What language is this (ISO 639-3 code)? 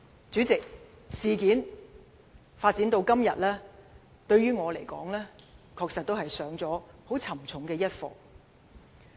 yue